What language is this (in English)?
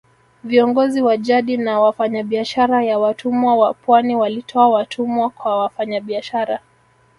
Swahili